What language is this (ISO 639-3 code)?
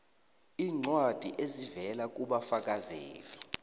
nbl